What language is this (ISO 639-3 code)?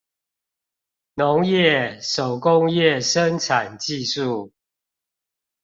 zho